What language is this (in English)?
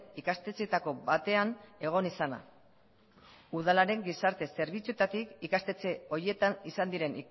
Basque